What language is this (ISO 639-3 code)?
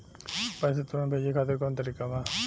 bho